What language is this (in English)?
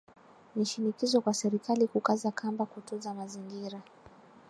Swahili